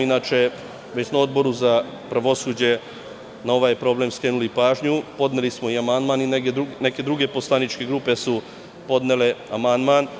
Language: Serbian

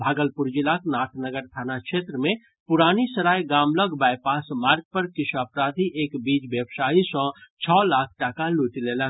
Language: Maithili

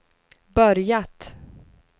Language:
Swedish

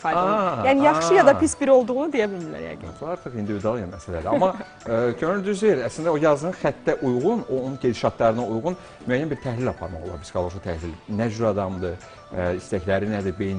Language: Turkish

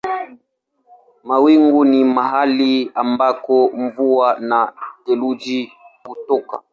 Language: Swahili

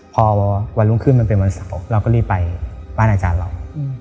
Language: Thai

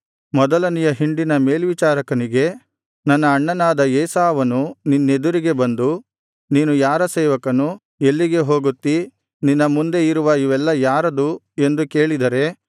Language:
Kannada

